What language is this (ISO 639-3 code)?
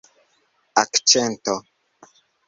epo